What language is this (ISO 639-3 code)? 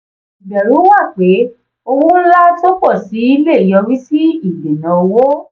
yor